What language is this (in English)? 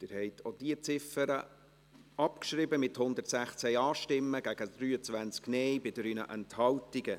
Swiss German